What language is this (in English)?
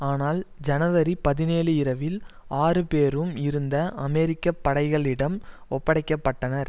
Tamil